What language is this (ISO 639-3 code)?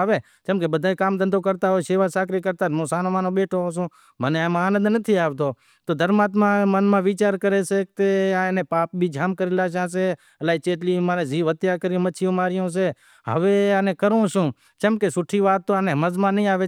kxp